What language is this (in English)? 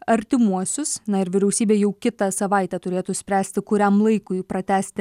Lithuanian